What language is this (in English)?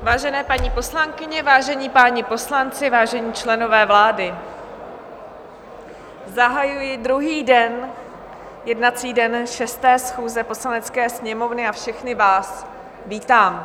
Czech